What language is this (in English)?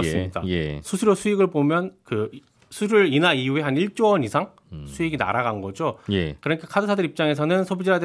Korean